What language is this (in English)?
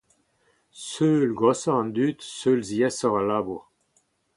Breton